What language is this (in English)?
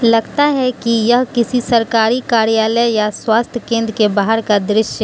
Hindi